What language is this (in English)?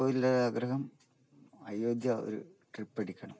Malayalam